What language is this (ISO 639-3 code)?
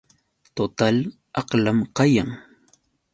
qux